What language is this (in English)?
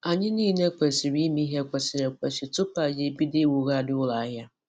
Igbo